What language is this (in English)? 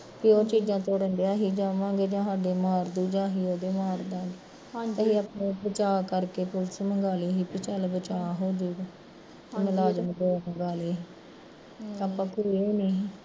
Punjabi